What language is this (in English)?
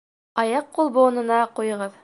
Bashkir